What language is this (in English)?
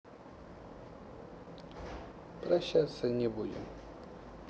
Russian